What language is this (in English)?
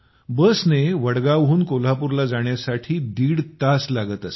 Marathi